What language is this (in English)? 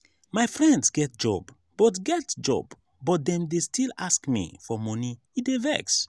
Nigerian Pidgin